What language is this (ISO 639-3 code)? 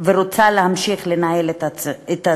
heb